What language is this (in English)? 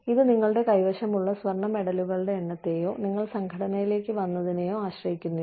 Malayalam